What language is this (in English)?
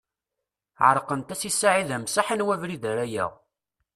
Kabyle